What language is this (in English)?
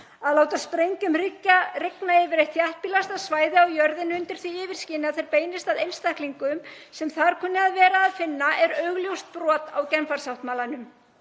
Icelandic